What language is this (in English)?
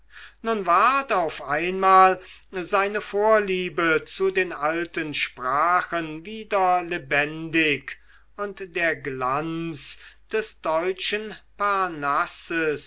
German